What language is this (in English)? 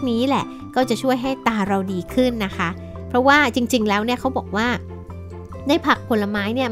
Thai